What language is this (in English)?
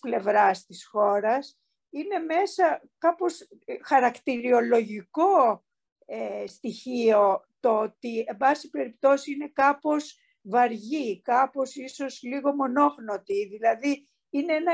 Greek